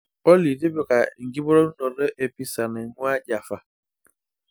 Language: Masai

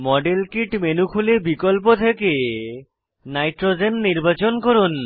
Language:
Bangla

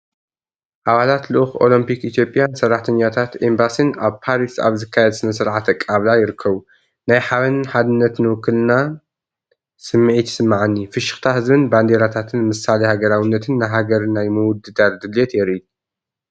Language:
Tigrinya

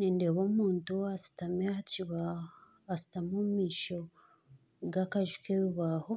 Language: Nyankole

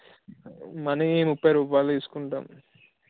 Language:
Telugu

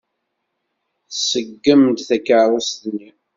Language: Kabyle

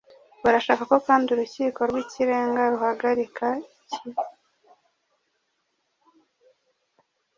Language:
Kinyarwanda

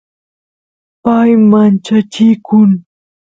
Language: Santiago del Estero Quichua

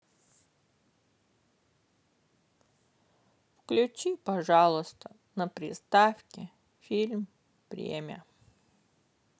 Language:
Russian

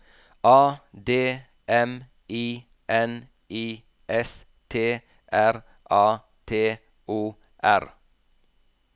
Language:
Norwegian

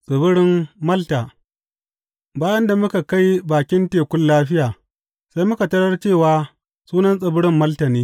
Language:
Hausa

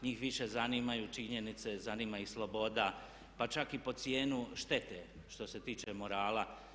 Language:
Croatian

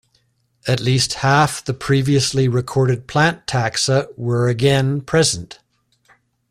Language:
English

